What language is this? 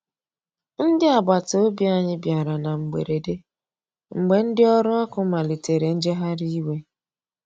Igbo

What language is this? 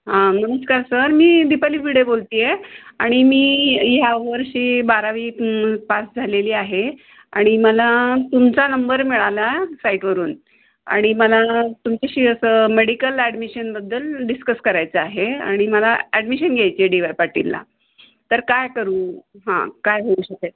Marathi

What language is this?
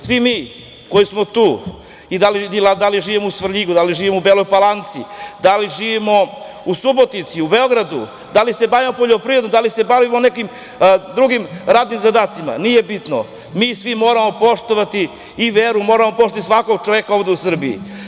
Serbian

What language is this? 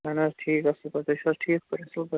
Kashmiri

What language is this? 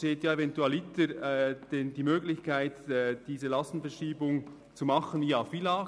Swiss German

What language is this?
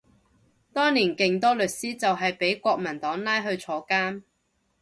Cantonese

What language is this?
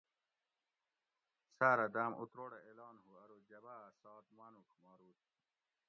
Gawri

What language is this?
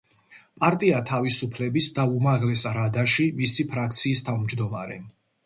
Georgian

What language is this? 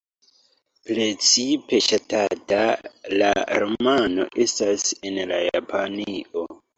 Esperanto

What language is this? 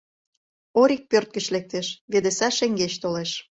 Mari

